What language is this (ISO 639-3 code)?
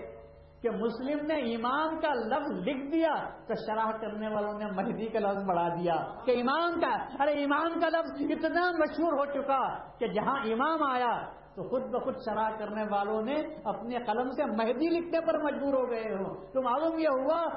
urd